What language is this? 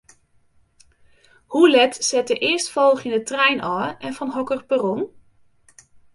Western Frisian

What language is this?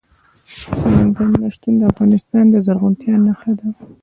Pashto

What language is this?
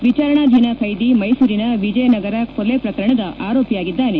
Kannada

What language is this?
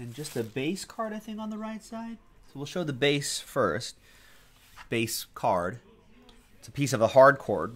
English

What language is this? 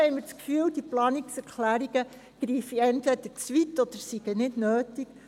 Swiss German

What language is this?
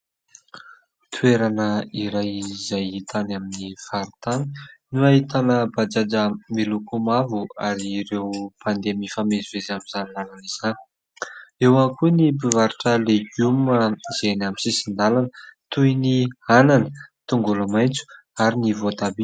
Malagasy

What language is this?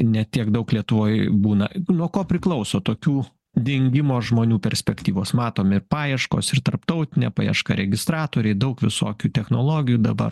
Lithuanian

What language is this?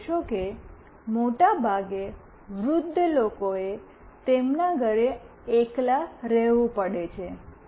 Gujarati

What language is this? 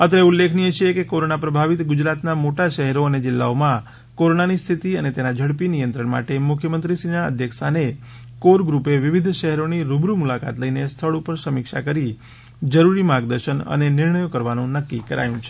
Gujarati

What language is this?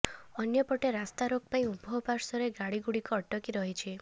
Odia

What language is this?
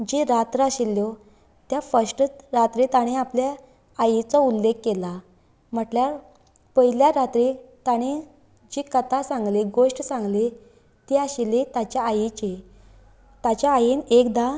Konkani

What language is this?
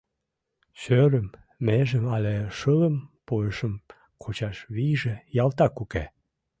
Mari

